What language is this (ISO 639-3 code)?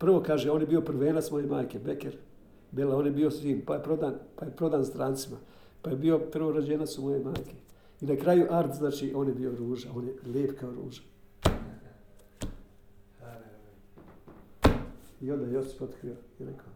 hrv